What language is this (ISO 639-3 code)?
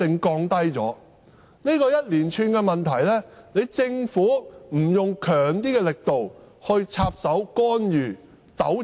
yue